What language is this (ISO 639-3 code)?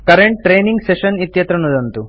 san